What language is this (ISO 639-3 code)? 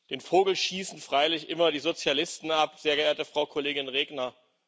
deu